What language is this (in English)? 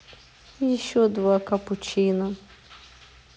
Russian